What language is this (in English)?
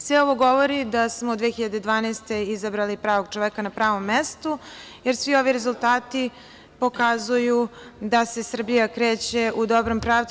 Serbian